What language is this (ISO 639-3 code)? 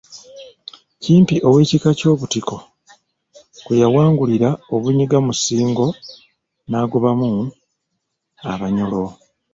lug